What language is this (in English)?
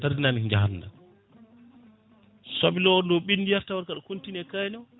Fula